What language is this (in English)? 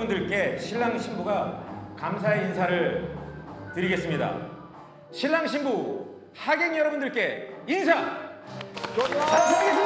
Korean